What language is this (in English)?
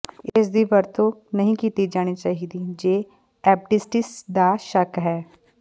Punjabi